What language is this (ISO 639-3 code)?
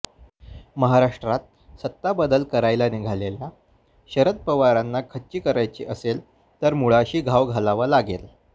mar